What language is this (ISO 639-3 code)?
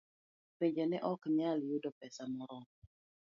luo